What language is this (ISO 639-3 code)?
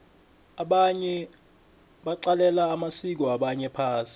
nbl